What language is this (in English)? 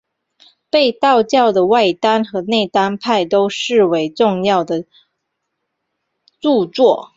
Chinese